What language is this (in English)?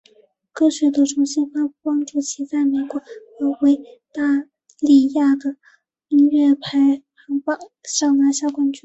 Chinese